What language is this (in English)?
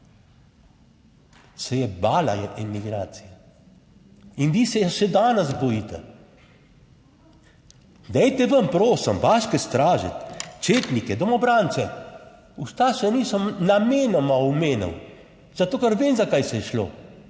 Slovenian